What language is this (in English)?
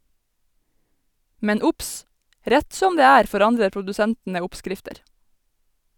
Norwegian